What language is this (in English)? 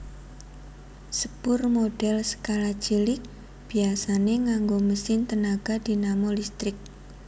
Javanese